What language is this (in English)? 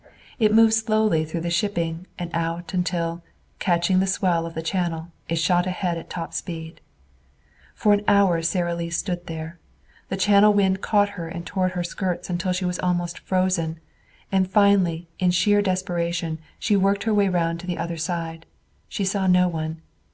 English